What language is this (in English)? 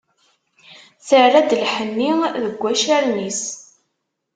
Kabyle